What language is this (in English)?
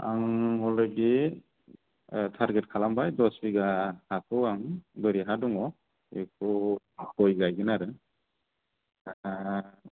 Bodo